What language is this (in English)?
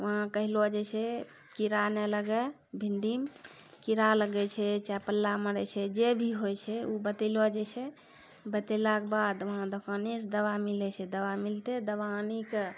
Maithili